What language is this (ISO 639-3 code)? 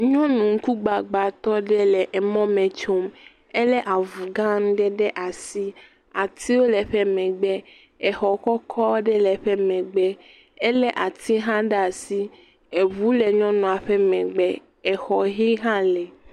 ewe